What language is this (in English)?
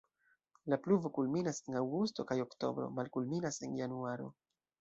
Esperanto